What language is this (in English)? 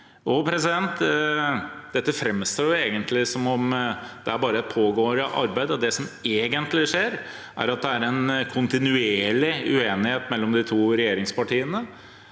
Norwegian